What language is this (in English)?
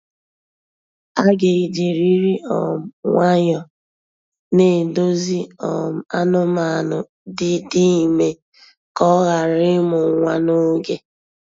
Igbo